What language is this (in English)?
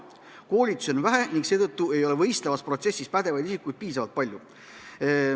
Estonian